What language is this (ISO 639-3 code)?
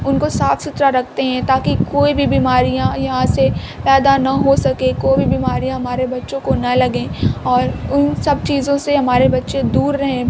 urd